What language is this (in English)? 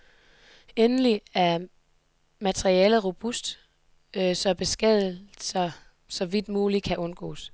Danish